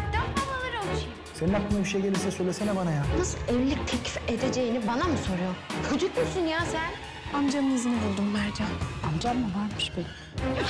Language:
Turkish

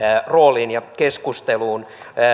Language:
Finnish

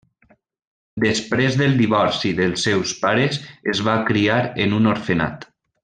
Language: Catalan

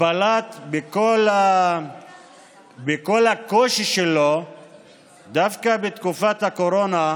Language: Hebrew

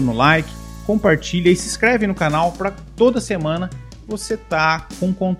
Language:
Portuguese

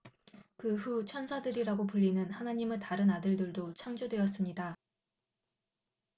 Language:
Korean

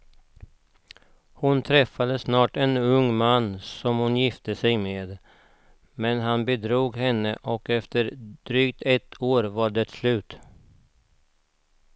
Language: Swedish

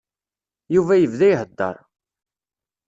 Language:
Kabyle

